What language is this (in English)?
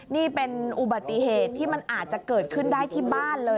Thai